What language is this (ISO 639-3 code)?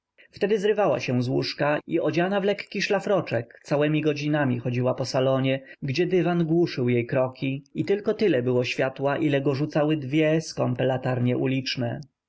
pol